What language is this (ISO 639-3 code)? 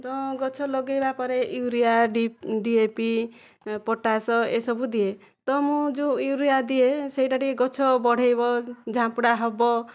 ori